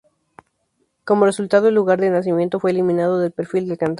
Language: Spanish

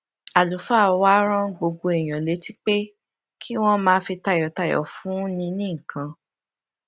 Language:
Yoruba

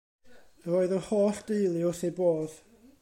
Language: Welsh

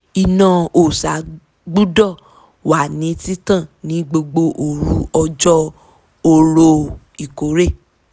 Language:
Yoruba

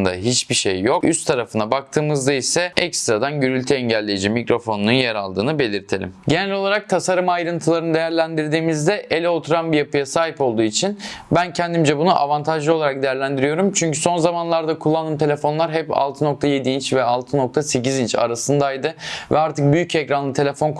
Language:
Turkish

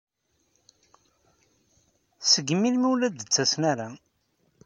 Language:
Kabyle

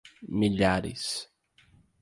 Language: Portuguese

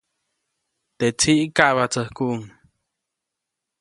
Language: Copainalá Zoque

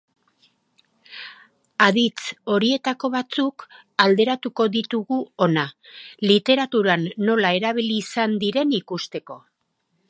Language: Basque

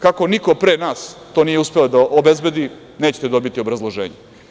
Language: Serbian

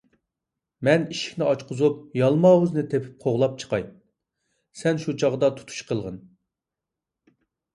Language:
Uyghur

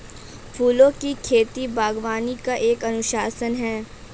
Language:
Hindi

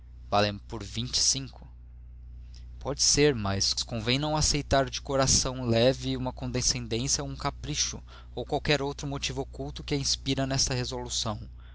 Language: Portuguese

